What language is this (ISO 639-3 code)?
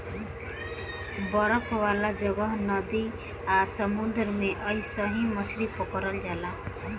bho